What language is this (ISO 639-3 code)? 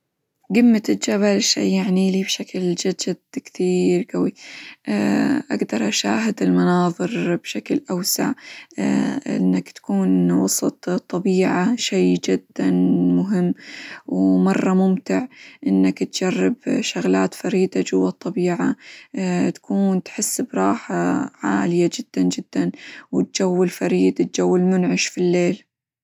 acw